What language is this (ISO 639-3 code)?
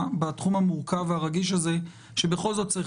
heb